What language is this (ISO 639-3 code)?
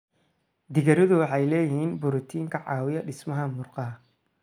som